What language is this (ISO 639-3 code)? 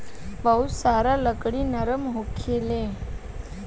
bho